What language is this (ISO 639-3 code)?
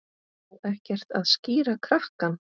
isl